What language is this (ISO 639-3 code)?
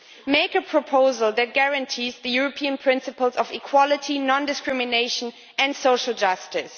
eng